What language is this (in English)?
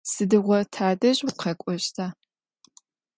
Adyghe